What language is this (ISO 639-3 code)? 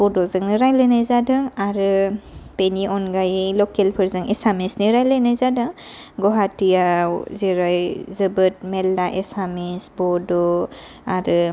brx